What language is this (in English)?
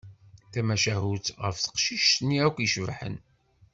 Kabyle